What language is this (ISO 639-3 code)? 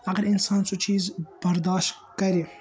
kas